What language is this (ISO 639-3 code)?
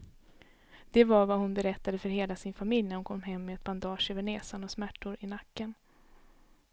swe